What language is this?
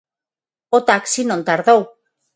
Galician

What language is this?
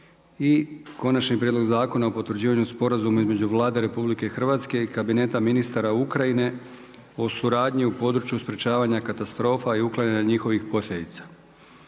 Croatian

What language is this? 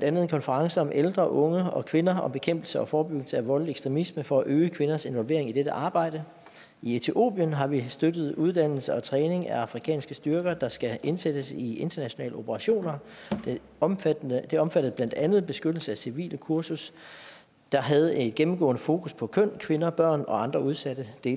Danish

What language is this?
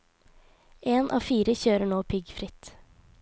Norwegian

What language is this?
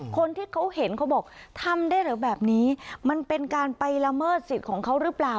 Thai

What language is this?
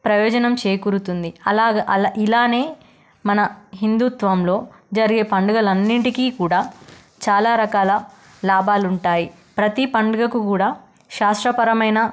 Telugu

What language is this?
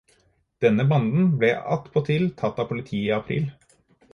Norwegian Bokmål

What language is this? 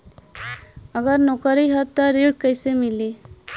Bhojpuri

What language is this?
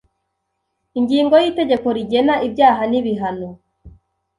Kinyarwanda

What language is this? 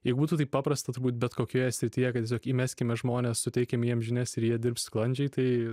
Lithuanian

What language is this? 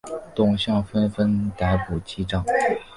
Chinese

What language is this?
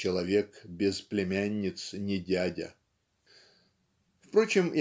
Russian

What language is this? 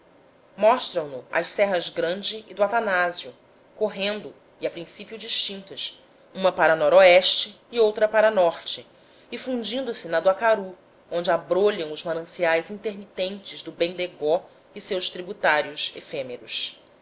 Portuguese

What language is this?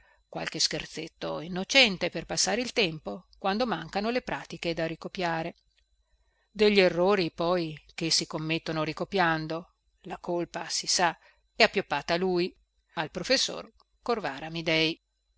Italian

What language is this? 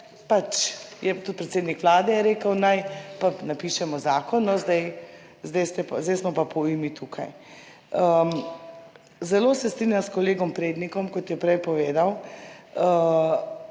Slovenian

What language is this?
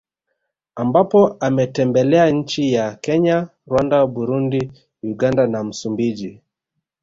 Swahili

